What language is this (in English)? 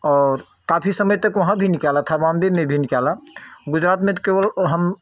Hindi